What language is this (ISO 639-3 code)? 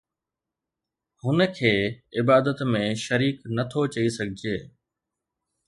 snd